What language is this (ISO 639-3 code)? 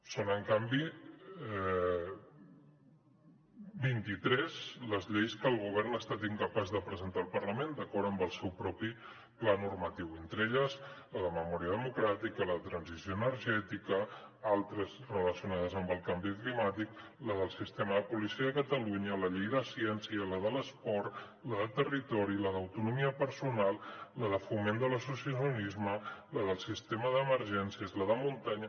cat